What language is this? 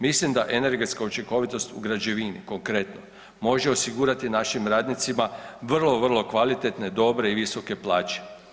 Croatian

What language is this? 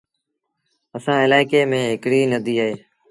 Sindhi Bhil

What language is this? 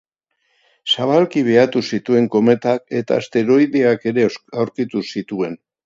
Basque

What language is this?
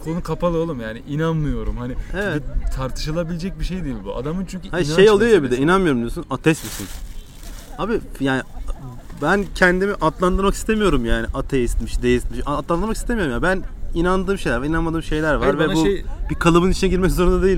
Turkish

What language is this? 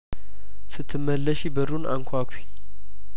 Amharic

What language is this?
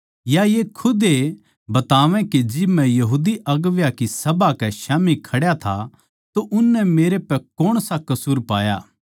Haryanvi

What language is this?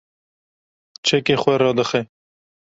Kurdish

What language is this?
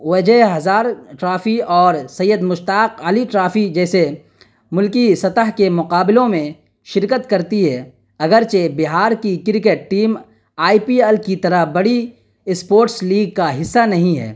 Urdu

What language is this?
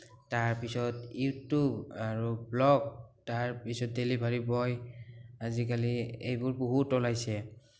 Assamese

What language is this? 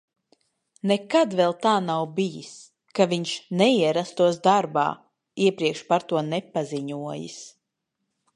Latvian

